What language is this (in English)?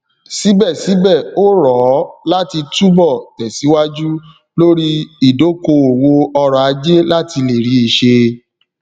Yoruba